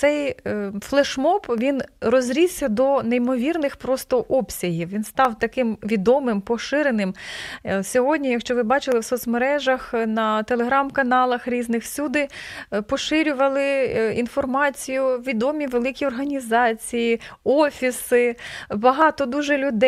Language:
Ukrainian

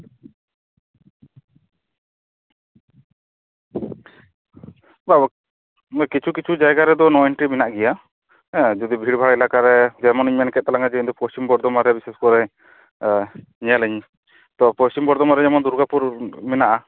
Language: Santali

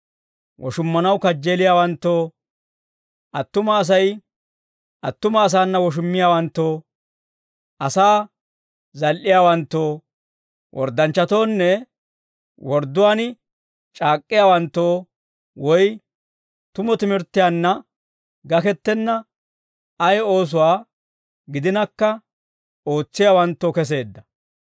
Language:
Dawro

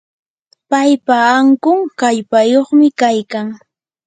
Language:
Yanahuanca Pasco Quechua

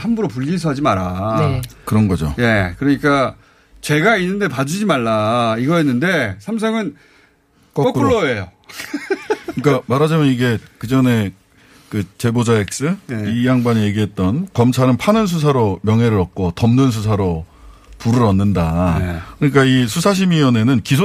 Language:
Korean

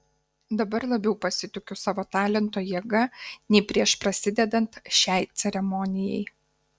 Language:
Lithuanian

